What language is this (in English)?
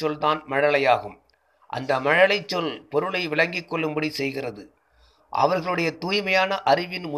Tamil